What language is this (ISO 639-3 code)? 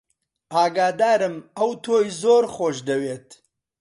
ckb